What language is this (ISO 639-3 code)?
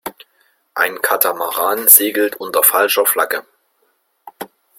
deu